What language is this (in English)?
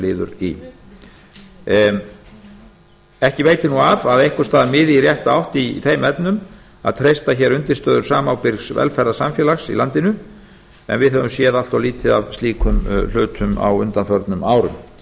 Icelandic